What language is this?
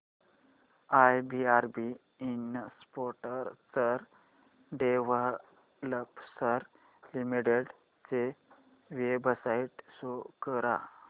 Marathi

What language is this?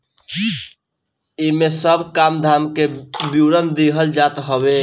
Bhojpuri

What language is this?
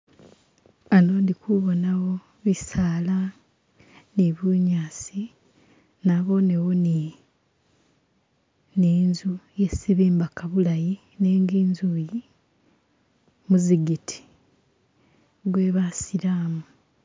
Masaaba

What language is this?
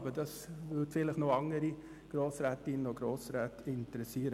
Swiss German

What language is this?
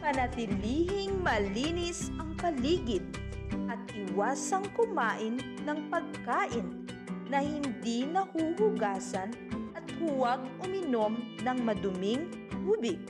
Filipino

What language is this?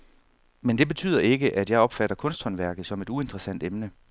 Danish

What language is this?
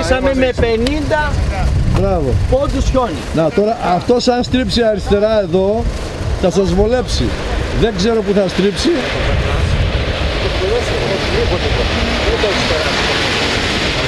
Greek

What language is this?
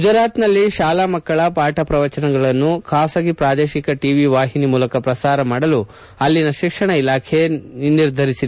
Kannada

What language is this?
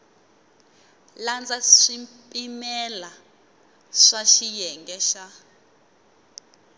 Tsonga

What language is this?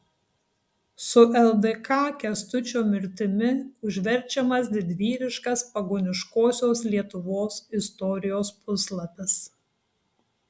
Lithuanian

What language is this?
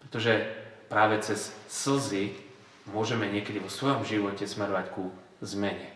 Slovak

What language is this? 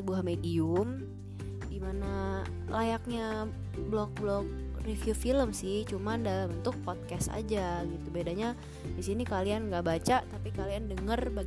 Indonesian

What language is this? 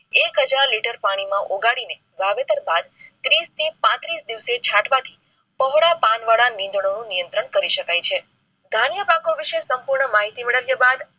Gujarati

